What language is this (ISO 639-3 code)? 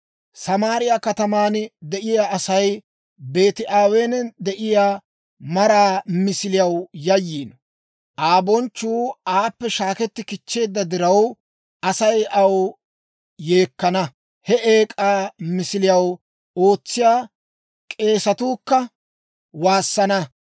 dwr